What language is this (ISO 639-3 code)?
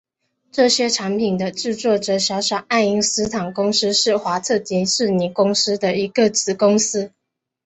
zho